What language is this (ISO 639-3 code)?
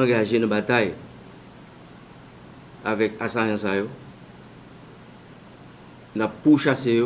fra